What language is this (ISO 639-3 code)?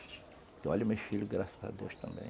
por